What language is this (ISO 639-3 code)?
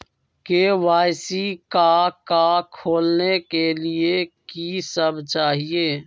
mag